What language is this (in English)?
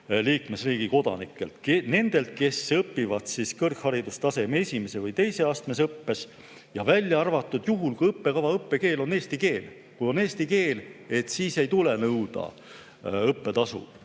Estonian